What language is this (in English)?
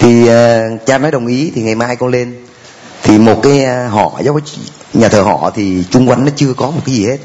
Vietnamese